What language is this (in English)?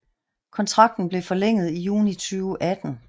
Danish